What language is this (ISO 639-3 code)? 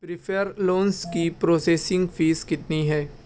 urd